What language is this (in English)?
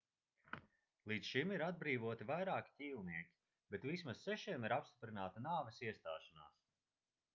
Latvian